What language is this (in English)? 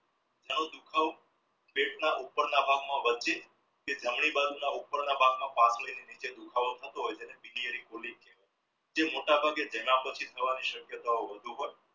Gujarati